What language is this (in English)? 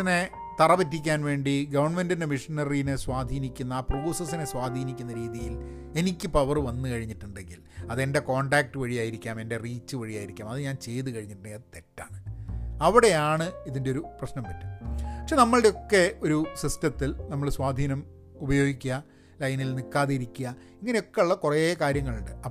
Malayalam